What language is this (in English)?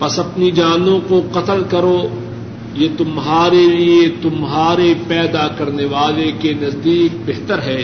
Urdu